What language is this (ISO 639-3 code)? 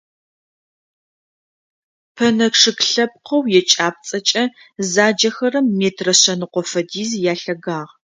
ady